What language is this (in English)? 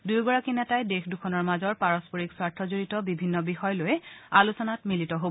Assamese